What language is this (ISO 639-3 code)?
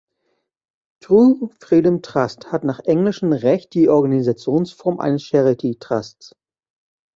deu